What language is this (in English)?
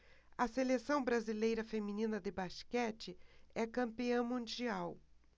Portuguese